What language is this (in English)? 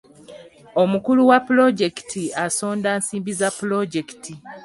Ganda